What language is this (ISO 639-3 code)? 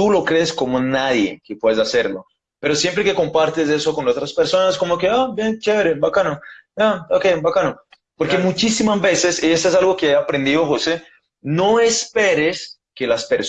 spa